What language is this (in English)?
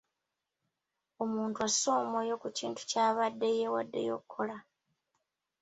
Ganda